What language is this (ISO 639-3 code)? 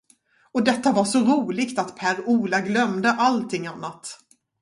swe